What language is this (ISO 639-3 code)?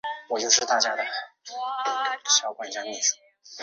zho